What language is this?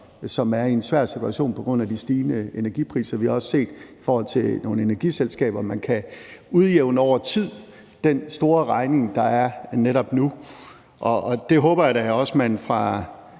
Danish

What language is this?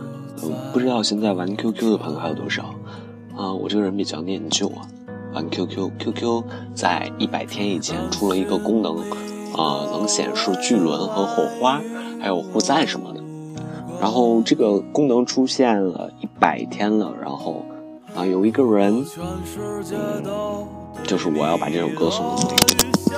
Chinese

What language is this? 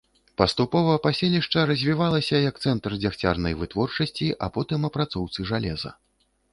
Belarusian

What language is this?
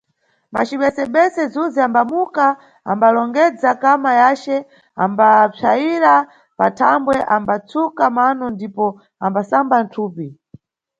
Nyungwe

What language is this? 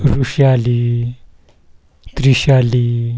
Marathi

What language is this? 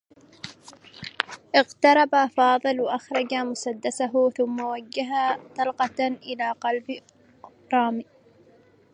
Arabic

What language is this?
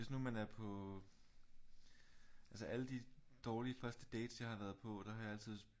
Danish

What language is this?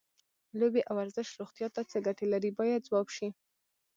Pashto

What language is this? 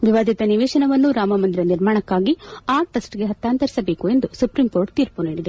Kannada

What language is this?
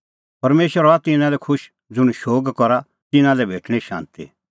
Kullu Pahari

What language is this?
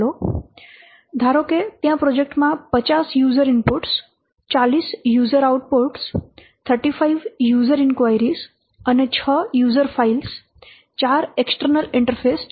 Gujarati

